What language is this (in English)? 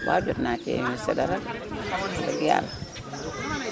Wolof